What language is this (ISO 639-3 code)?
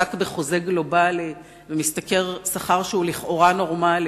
heb